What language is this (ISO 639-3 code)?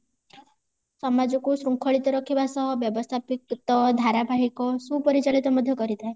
ori